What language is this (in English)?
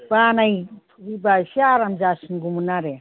Bodo